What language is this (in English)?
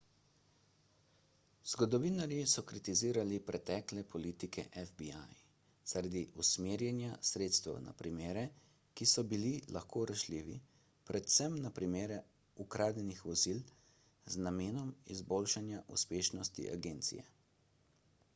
Slovenian